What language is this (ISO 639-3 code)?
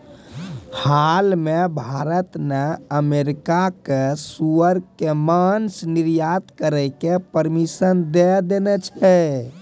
mai